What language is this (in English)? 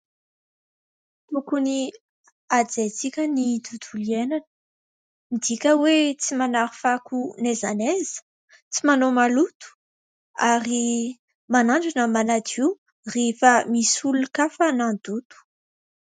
Malagasy